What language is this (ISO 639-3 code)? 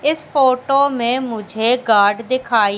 hin